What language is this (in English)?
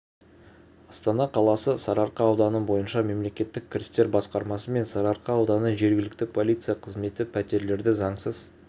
Kazakh